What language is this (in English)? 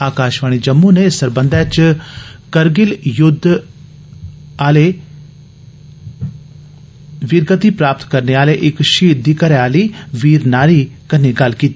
Dogri